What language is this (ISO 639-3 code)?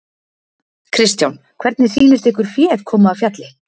isl